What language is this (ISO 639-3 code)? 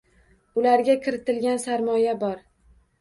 uzb